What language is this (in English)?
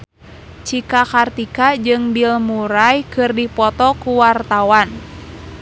Sundanese